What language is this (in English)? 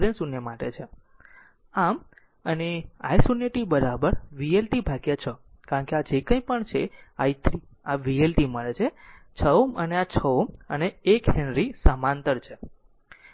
Gujarati